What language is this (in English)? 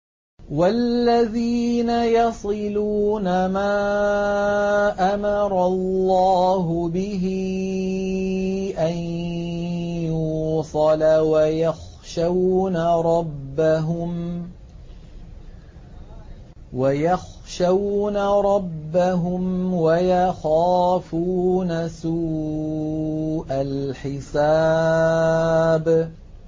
Arabic